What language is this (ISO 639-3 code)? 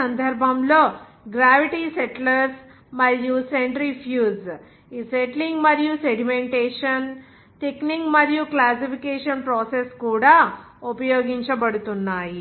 tel